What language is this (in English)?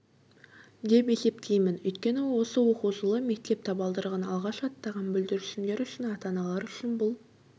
Kazakh